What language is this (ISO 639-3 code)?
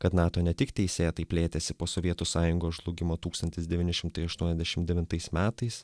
lit